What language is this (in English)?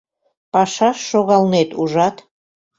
Mari